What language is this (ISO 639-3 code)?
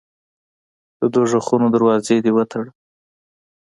pus